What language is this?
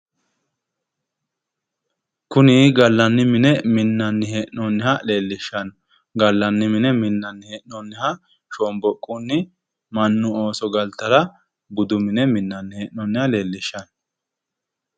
Sidamo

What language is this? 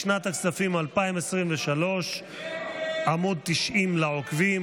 Hebrew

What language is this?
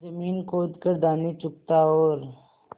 Hindi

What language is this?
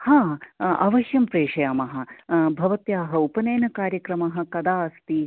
Sanskrit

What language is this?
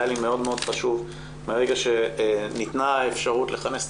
Hebrew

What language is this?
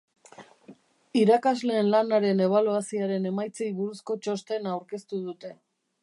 Basque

